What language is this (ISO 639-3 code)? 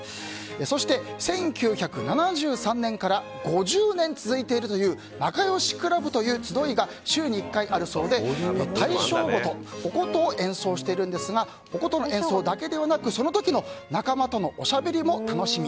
jpn